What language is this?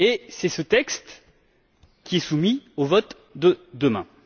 French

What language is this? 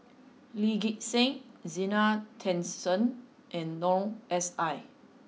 English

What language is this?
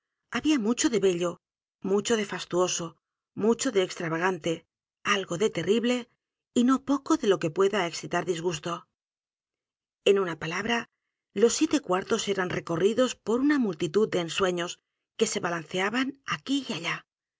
Spanish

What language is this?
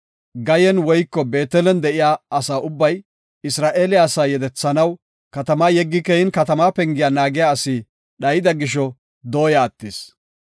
Gofa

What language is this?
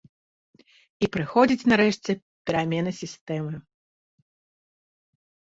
Belarusian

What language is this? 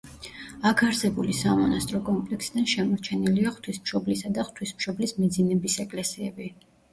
Georgian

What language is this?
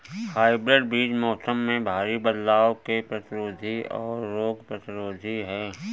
Hindi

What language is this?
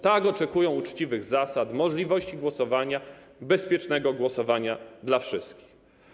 Polish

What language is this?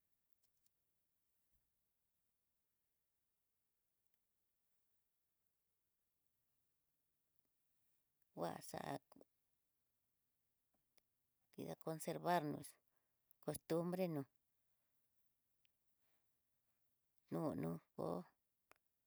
Tidaá Mixtec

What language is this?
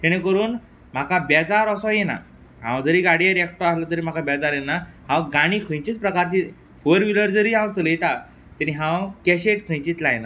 Konkani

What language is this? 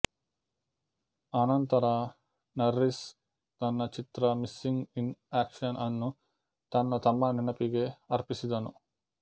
Kannada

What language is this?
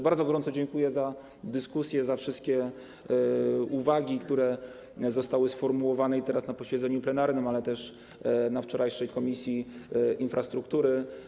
Polish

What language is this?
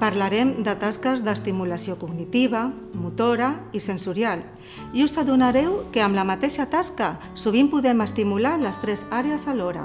Catalan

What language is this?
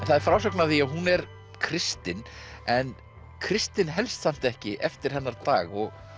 Icelandic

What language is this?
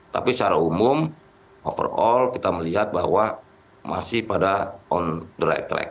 Indonesian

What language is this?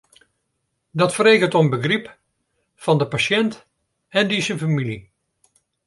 Western Frisian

